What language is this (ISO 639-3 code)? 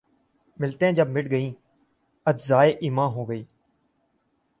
urd